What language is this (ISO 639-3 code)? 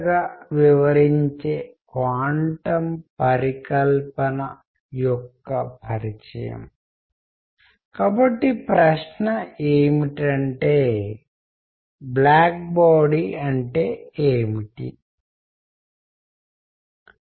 tel